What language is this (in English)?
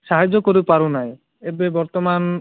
Odia